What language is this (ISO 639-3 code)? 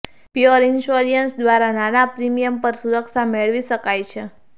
guj